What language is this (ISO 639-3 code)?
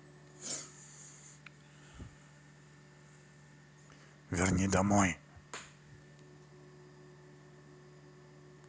rus